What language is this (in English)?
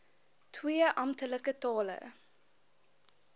Afrikaans